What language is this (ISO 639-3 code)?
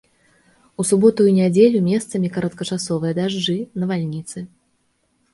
bel